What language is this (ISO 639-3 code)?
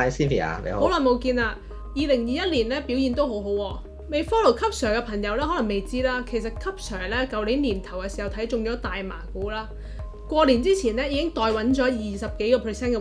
zho